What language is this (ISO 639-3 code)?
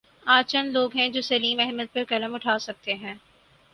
urd